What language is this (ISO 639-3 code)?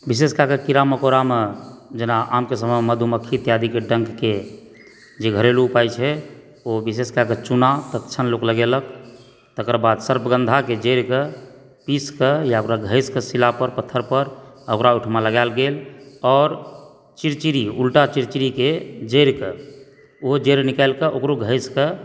mai